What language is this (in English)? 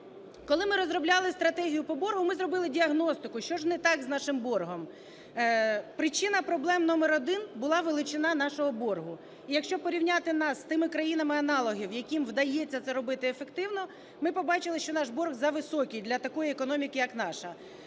Ukrainian